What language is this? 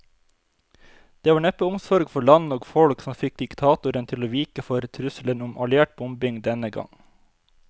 Norwegian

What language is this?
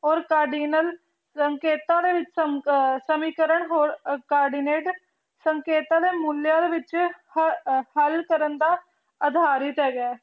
Punjabi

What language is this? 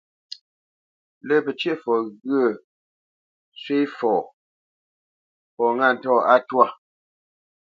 Bamenyam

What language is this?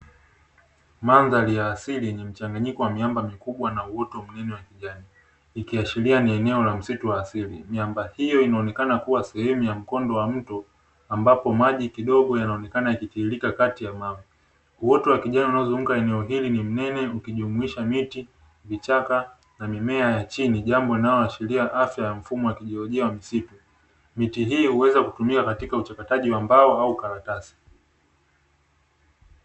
Swahili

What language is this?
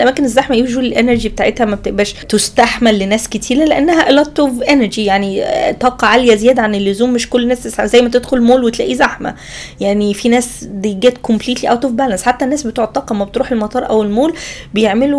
Arabic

